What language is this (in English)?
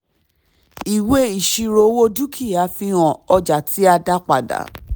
Yoruba